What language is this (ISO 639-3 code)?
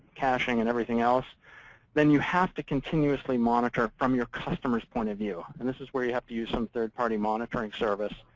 eng